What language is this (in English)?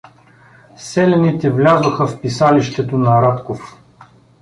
Bulgarian